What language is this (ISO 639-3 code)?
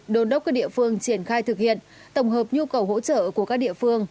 vie